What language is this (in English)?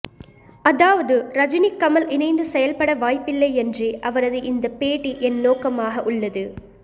Tamil